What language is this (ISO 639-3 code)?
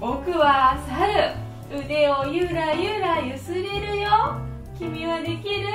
jpn